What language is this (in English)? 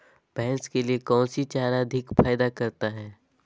Magahi